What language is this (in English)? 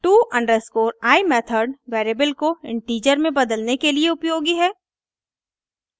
Hindi